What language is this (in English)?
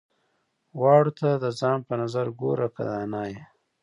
Pashto